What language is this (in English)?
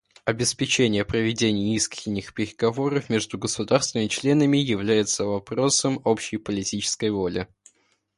Russian